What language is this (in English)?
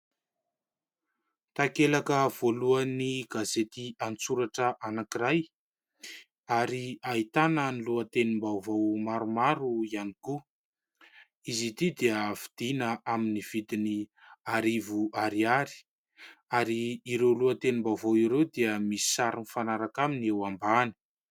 Malagasy